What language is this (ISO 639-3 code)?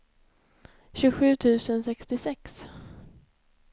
swe